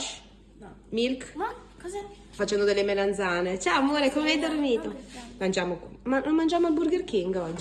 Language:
Italian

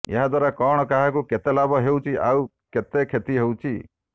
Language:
Odia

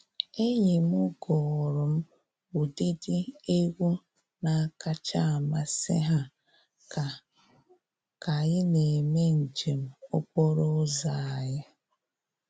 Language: Igbo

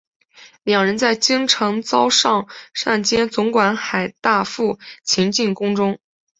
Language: Chinese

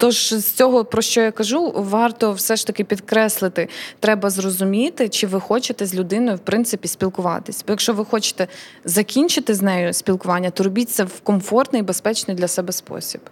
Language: Ukrainian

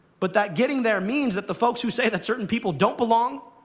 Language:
English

